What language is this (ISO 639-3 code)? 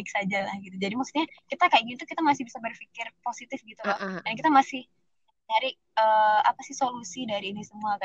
ind